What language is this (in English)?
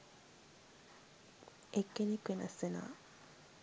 Sinhala